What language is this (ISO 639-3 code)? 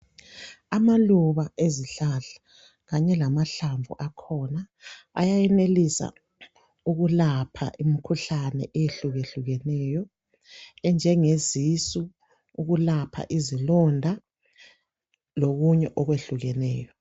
nde